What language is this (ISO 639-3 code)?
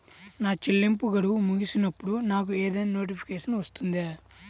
tel